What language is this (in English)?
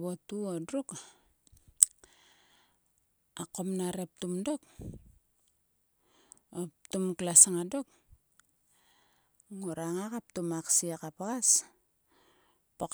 Sulka